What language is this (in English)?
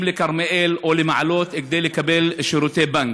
Hebrew